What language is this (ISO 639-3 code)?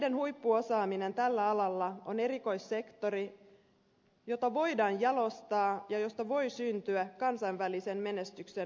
fin